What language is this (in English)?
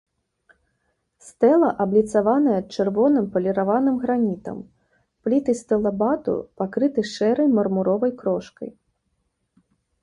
Belarusian